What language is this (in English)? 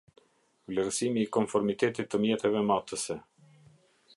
Albanian